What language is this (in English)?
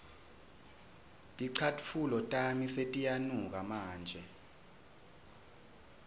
Swati